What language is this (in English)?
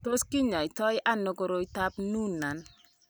Kalenjin